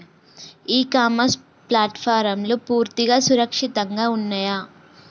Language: Telugu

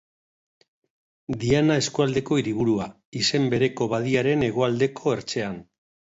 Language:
Basque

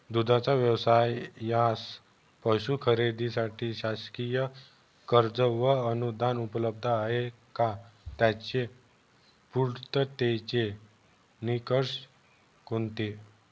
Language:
Marathi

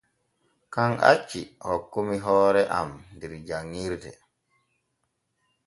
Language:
Borgu Fulfulde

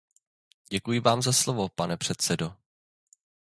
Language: Czech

